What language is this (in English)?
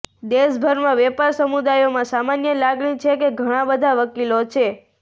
Gujarati